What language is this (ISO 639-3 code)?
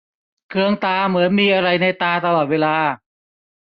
tha